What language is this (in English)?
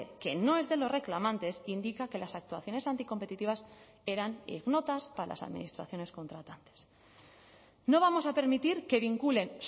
Spanish